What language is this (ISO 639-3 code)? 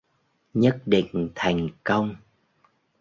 vie